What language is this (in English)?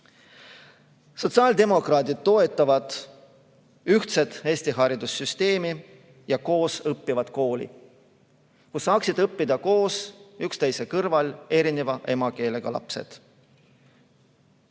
Estonian